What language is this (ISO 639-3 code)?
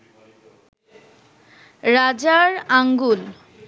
ben